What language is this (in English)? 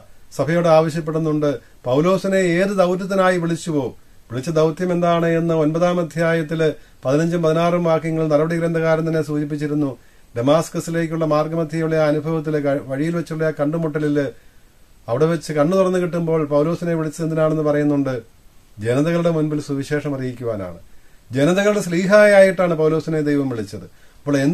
Malayalam